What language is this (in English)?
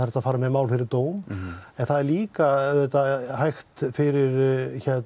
Icelandic